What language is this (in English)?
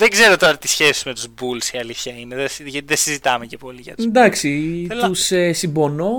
Greek